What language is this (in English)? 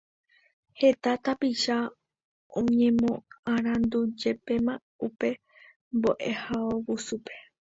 Guarani